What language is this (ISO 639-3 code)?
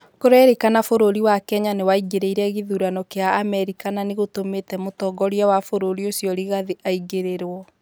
kik